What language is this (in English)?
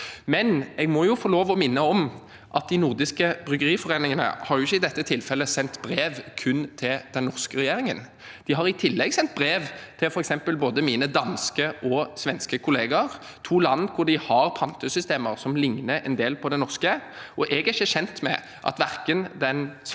Norwegian